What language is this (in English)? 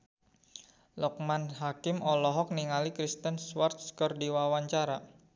Sundanese